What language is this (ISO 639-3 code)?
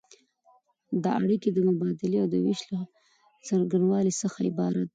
pus